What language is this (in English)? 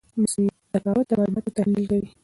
Pashto